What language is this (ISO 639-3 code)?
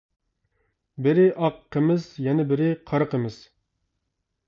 uig